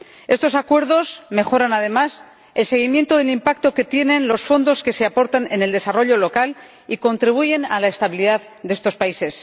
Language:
Spanish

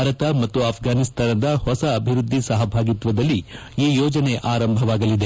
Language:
Kannada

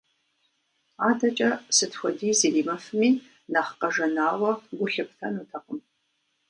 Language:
Kabardian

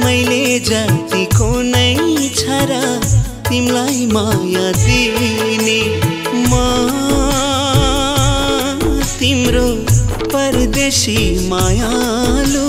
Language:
Hindi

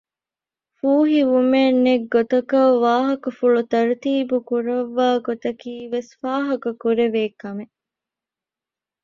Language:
Divehi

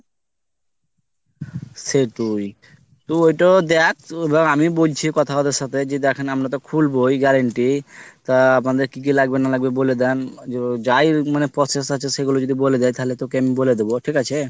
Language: Bangla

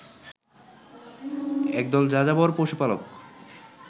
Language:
Bangla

